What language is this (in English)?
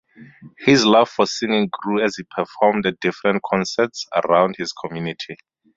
English